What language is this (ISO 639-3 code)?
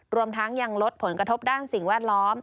tha